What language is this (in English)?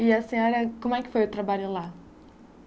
Portuguese